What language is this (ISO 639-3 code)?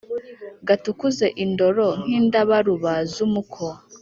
kin